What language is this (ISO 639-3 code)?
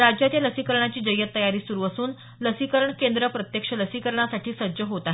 mar